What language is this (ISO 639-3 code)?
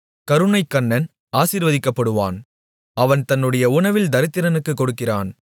tam